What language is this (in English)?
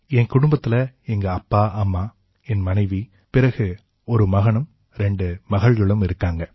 Tamil